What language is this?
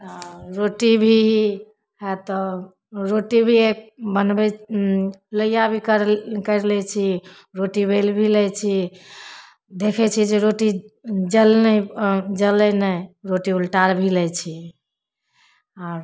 Maithili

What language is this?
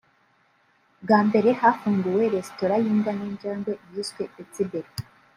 Kinyarwanda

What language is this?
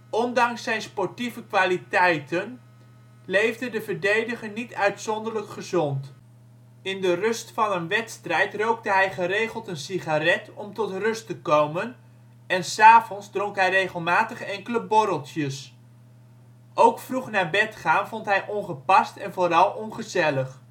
Dutch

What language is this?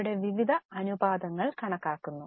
Malayalam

